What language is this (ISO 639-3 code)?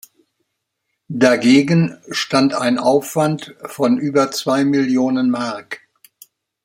deu